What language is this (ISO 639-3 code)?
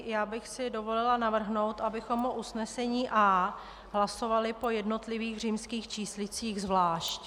ces